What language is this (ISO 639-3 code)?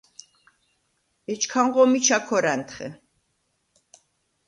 sva